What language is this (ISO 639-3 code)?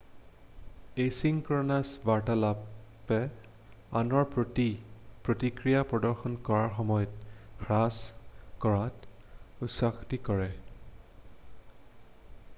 asm